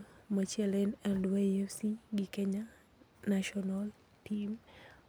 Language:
Luo (Kenya and Tanzania)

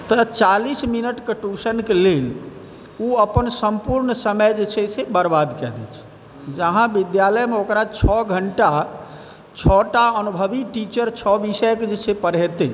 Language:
Maithili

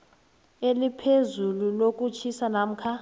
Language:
South Ndebele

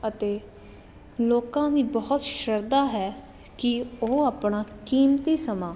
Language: Punjabi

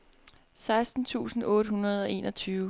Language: Danish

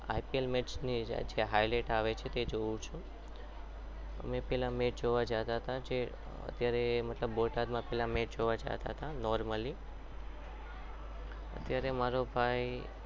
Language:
Gujarati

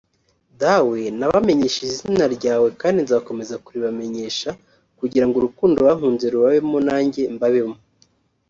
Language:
Kinyarwanda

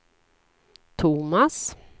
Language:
Swedish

